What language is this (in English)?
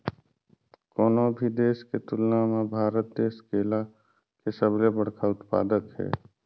Chhattisgarhi